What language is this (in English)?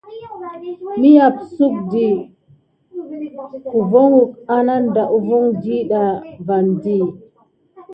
Gidar